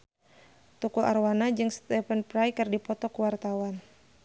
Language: Sundanese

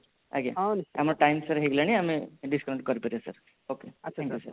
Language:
Odia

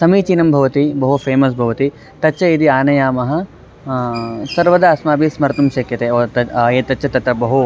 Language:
Sanskrit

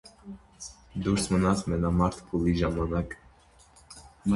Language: Armenian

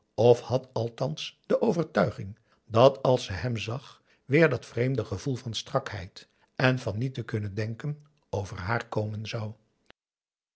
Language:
Dutch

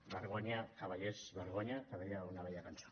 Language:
Catalan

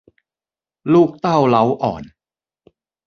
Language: Thai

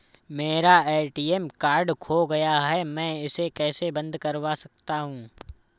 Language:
Hindi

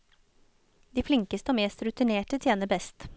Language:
Norwegian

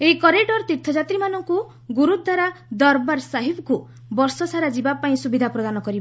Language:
Odia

